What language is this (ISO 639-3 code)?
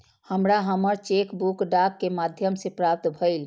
mai